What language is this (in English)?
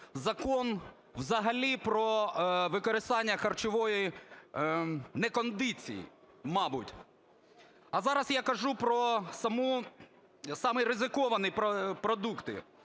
Ukrainian